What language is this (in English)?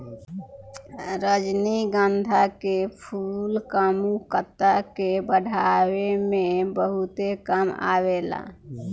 Bhojpuri